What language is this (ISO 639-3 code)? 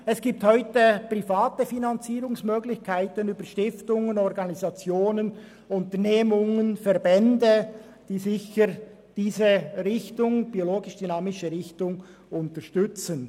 gsw